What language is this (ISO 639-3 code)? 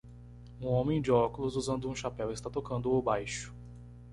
por